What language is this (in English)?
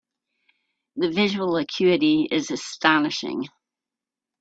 English